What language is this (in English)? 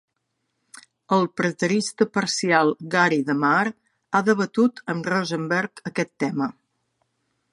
Catalan